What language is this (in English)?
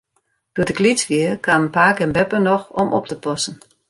Western Frisian